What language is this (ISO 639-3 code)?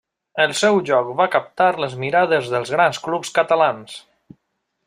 cat